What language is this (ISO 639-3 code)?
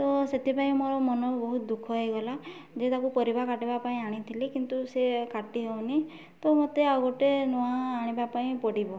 ori